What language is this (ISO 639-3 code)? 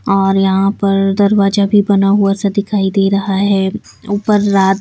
hin